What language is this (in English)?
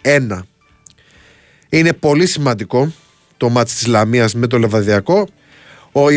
Greek